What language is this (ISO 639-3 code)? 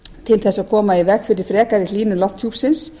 isl